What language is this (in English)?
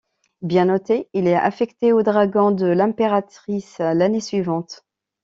French